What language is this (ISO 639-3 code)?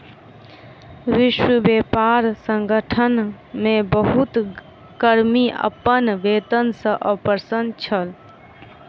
mai